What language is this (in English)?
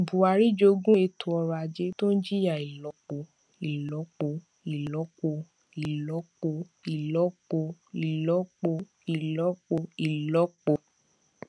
Yoruba